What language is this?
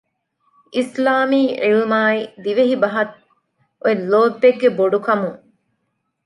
Divehi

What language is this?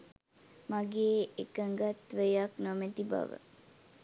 Sinhala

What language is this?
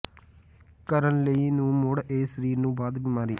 Punjabi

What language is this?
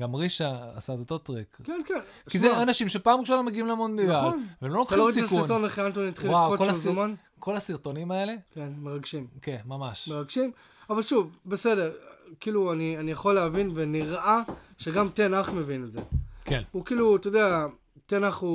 Hebrew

